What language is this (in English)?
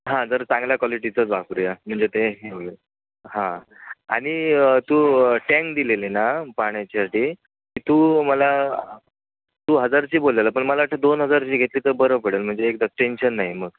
Marathi